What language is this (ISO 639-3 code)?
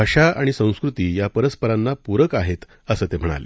mar